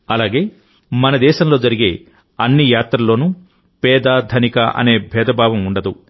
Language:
Telugu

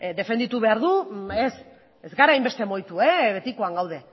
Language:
Basque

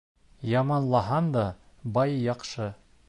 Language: Bashkir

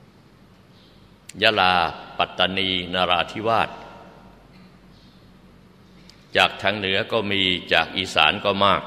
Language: Thai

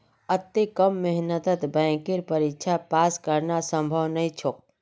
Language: Magahi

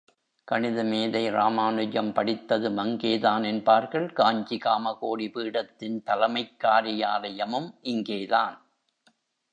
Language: Tamil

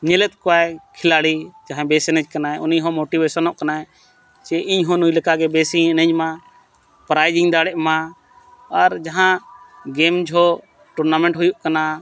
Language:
Santali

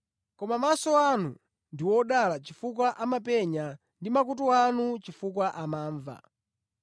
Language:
Nyanja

